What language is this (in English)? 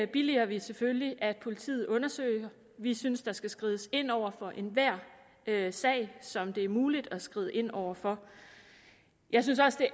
Danish